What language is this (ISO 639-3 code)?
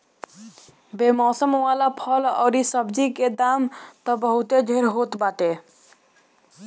bho